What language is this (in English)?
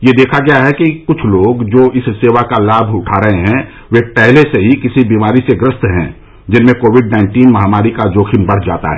Hindi